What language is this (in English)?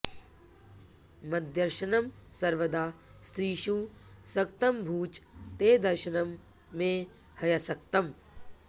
Sanskrit